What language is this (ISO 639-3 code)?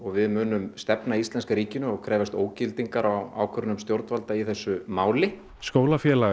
isl